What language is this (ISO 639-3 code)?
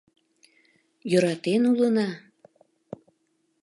chm